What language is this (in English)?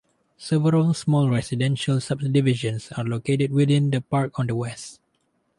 English